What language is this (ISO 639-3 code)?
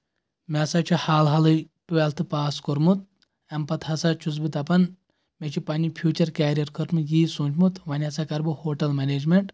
kas